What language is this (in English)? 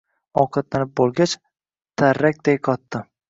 Uzbek